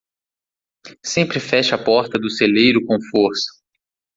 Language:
Portuguese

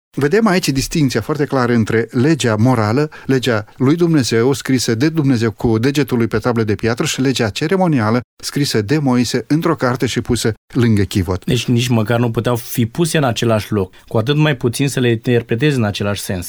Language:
Romanian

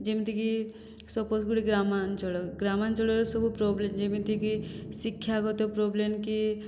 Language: Odia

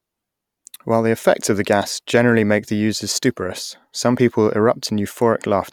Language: English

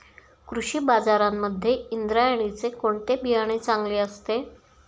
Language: Marathi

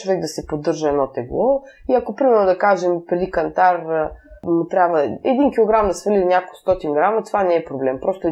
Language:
Bulgarian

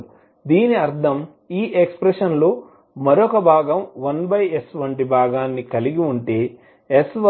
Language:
Telugu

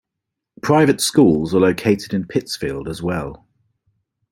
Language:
English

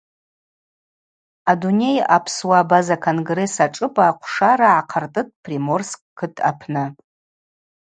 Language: Abaza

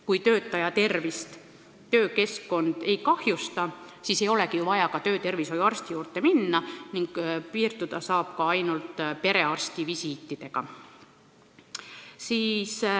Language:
Estonian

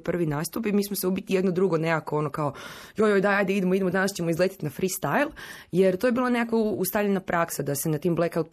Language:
Croatian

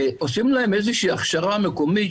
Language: Hebrew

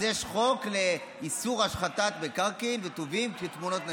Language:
Hebrew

